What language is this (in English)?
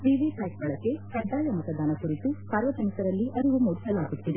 Kannada